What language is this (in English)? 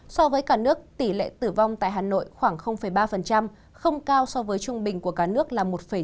Vietnamese